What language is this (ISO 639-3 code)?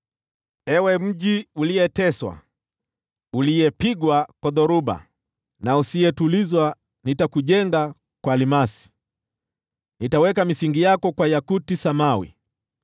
swa